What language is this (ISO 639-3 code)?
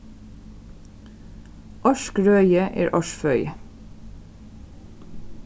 fao